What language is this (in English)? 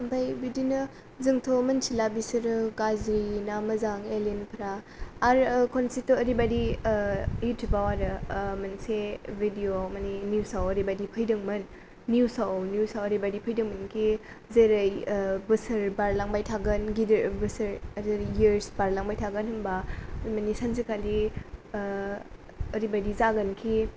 Bodo